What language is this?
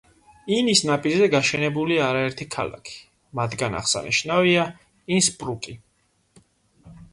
Georgian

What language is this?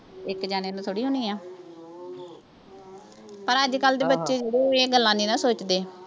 Punjabi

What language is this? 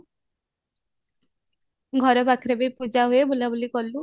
Odia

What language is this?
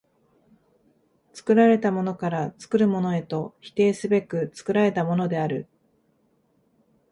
Japanese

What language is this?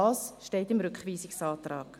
Swiss German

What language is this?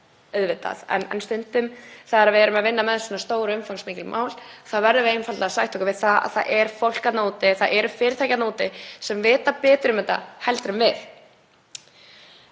Icelandic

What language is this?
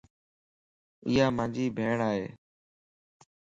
Lasi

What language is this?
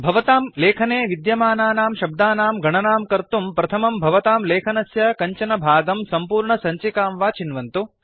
Sanskrit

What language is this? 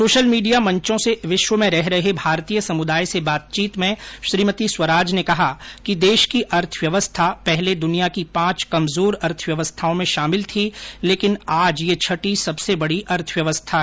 Hindi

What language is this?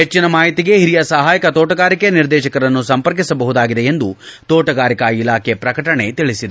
Kannada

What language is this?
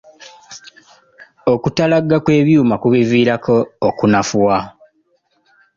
Ganda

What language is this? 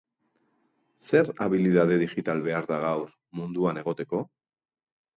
Basque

